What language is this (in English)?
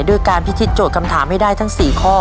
Thai